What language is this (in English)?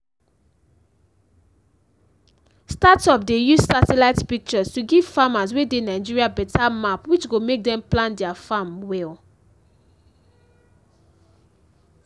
Nigerian Pidgin